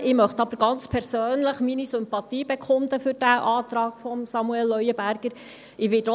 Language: Swiss German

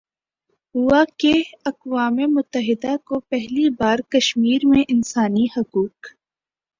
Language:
Urdu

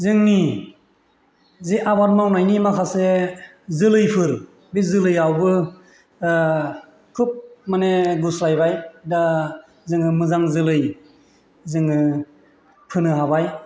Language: Bodo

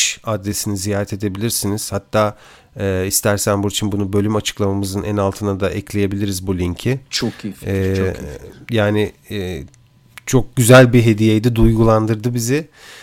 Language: Turkish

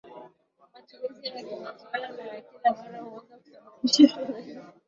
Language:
Swahili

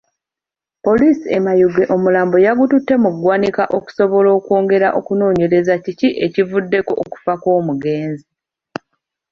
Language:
Ganda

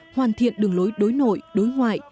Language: Vietnamese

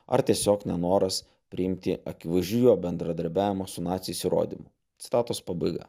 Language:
Lithuanian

